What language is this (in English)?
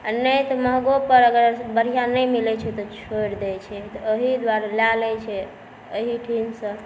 Maithili